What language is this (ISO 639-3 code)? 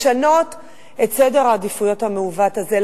heb